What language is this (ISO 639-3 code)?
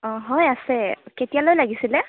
asm